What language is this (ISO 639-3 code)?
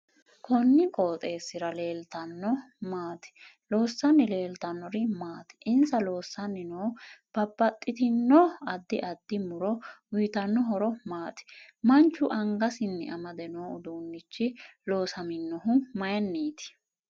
sid